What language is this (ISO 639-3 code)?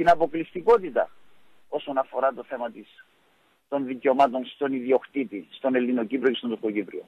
ell